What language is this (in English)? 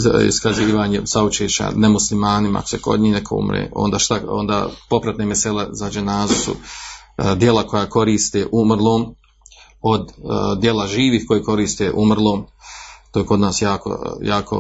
Croatian